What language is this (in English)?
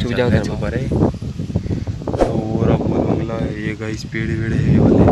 Hindi